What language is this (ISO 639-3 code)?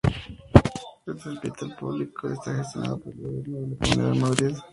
spa